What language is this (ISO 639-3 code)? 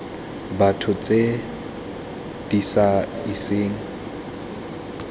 tsn